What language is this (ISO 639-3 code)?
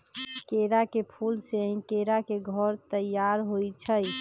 mag